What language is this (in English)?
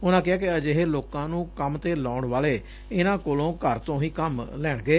Punjabi